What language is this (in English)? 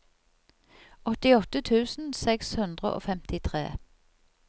Norwegian